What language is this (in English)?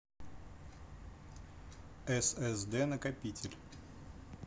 Russian